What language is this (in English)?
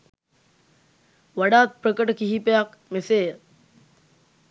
Sinhala